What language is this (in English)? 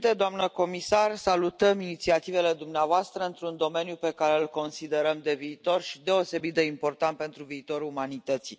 Romanian